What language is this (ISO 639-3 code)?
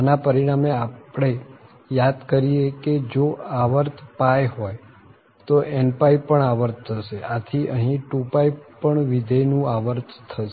guj